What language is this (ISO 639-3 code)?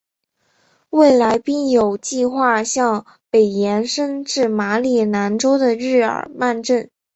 zho